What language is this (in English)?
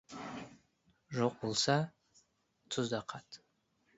Kazakh